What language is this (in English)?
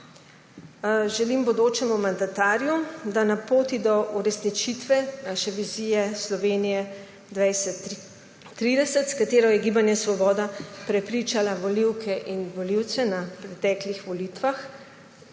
Slovenian